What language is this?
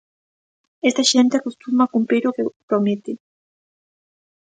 Galician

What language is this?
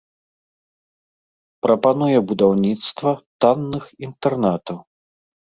Belarusian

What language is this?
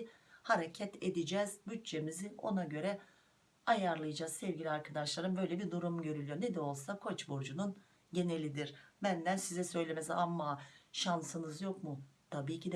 Turkish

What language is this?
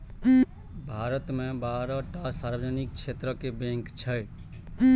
Maithili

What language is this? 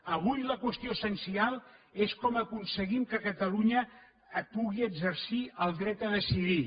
Catalan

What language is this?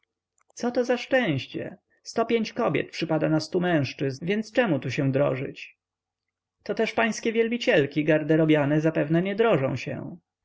Polish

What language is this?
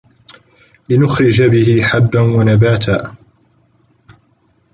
Arabic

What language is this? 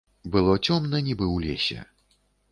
Belarusian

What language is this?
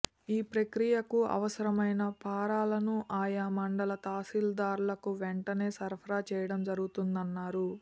Telugu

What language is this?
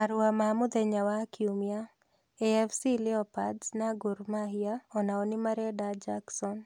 Kikuyu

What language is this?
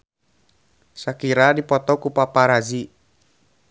Sundanese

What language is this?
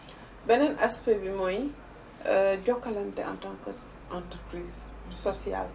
Wolof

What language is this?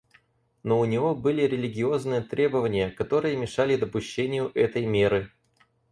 Russian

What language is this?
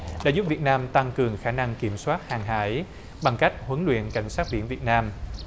Vietnamese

